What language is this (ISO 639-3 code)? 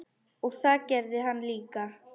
isl